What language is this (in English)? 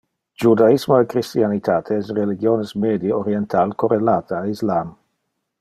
Interlingua